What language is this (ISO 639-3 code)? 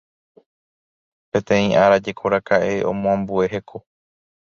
grn